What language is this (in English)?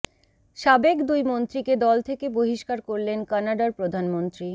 Bangla